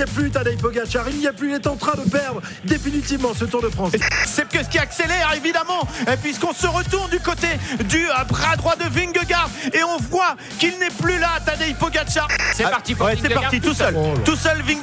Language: French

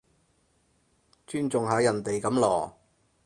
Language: Cantonese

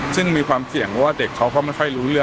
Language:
Thai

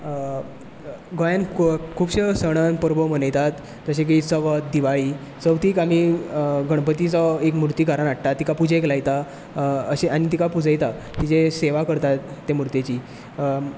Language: Konkani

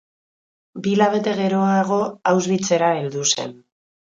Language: Basque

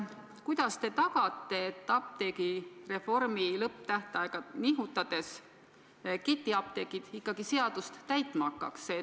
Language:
Estonian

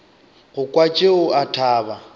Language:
Northern Sotho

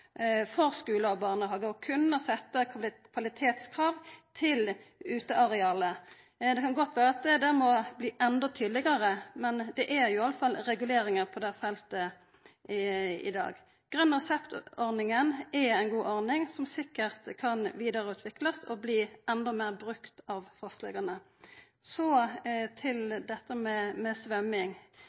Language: Norwegian Nynorsk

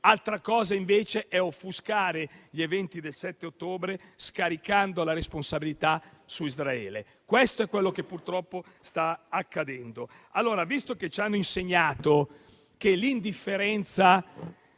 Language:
Italian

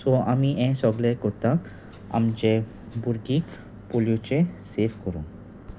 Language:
Konkani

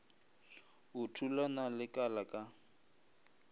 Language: Northern Sotho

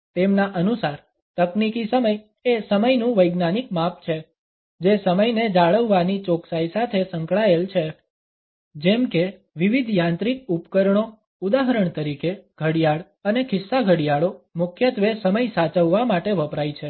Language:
Gujarati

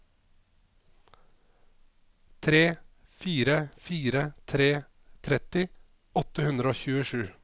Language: Norwegian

